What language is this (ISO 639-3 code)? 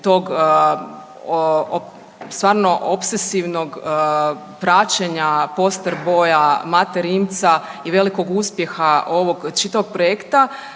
hrv